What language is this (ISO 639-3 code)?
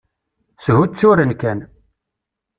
kab